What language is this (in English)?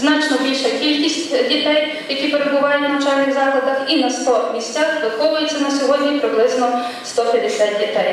Ukrainian